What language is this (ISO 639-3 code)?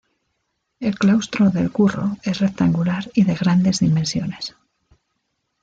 spa